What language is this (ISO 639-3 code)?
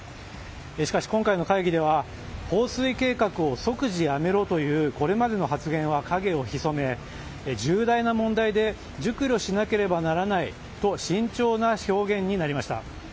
jpn